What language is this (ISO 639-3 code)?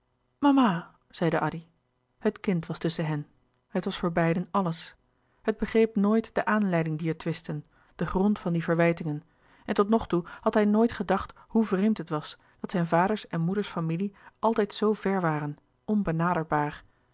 nld